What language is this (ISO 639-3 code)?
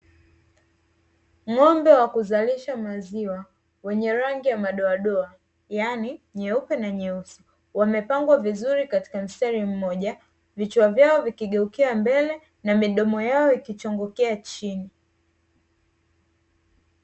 swa